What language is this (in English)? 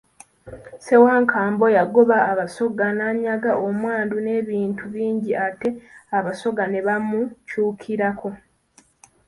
Ganda